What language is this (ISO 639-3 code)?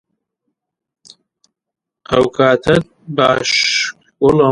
ckb